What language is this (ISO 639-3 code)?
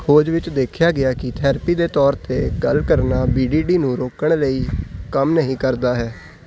pan